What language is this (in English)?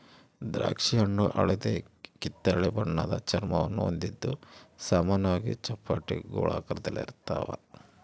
Kannada